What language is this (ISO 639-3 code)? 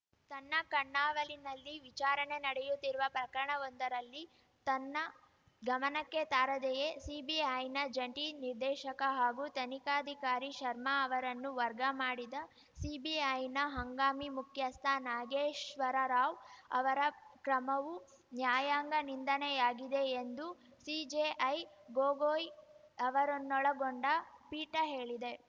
kan